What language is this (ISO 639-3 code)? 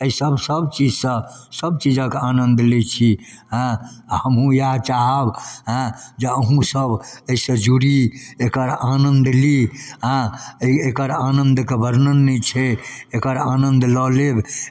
mai